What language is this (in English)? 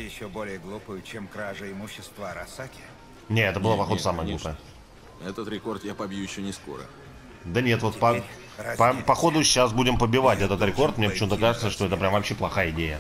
Russian